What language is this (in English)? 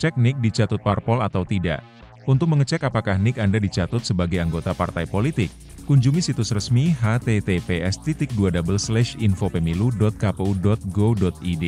Indonesian